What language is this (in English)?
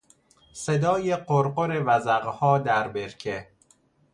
Persian